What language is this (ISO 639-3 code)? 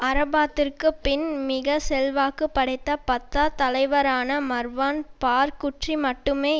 tam